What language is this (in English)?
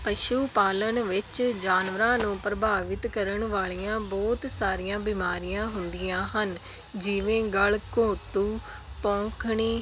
Punjabi